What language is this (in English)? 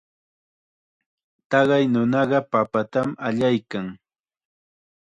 Chiquián Ancash Quechua